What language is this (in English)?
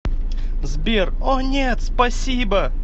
Russian